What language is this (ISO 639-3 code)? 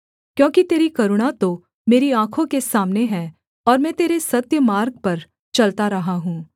hin